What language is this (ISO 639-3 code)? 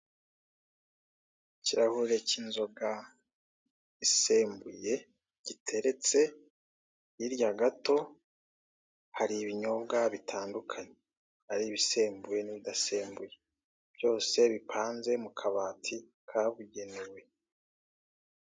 kin